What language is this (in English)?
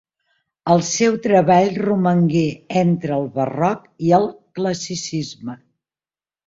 Catalan